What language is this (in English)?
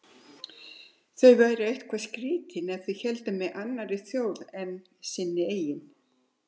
Icelandic